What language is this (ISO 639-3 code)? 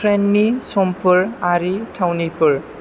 brx